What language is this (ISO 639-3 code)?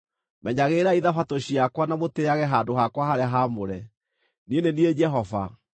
kik